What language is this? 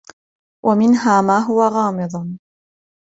Arabic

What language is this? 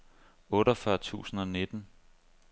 Danish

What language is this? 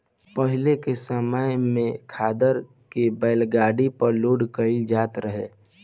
Bhojpuri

